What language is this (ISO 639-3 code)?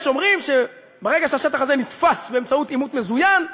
heb